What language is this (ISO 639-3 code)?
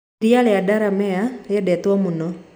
kik